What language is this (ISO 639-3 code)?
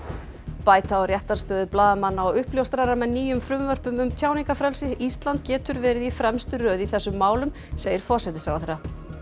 isl